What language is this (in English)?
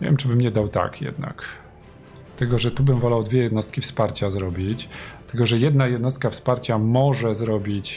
Polish